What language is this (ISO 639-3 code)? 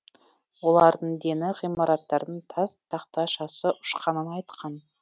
kaz